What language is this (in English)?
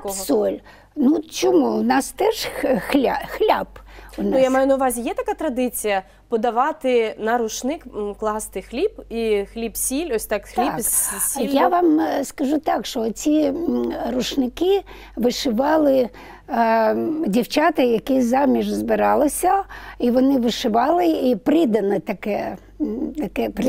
Ukrainian